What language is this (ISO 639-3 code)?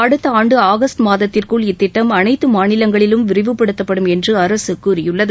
tam